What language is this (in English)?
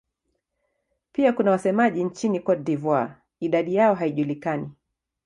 Swahili